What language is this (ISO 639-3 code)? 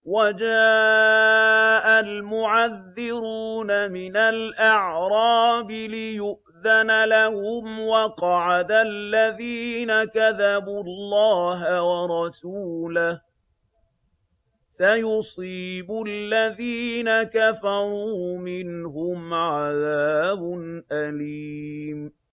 ara